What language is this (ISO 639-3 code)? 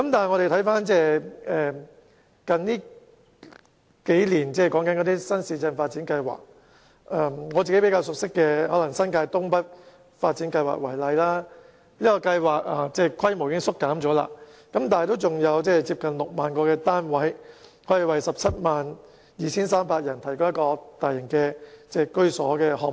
yue